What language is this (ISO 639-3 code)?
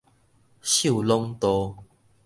nan